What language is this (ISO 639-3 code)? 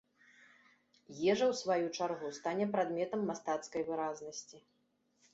bel